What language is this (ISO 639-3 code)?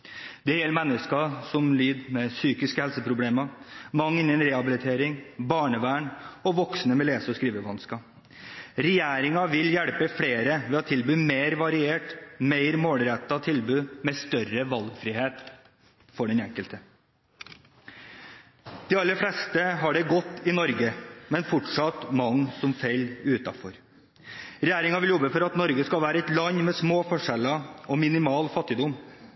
nob